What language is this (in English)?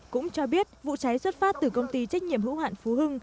Vietnamese